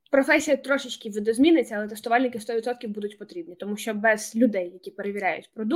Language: Ukrainian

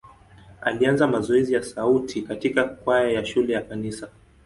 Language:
Swahili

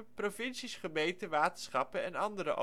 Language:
Dutch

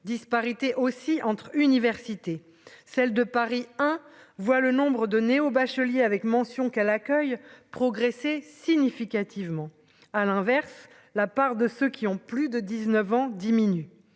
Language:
French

